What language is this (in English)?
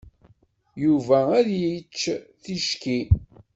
Kabyle